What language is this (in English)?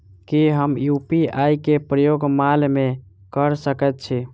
Maithili